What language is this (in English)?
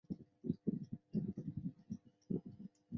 Chinese